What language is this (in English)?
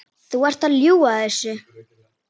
Icelandic